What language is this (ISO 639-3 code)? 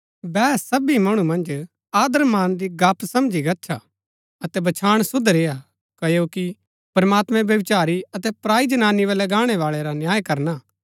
gbk